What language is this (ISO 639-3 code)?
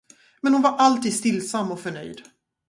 swe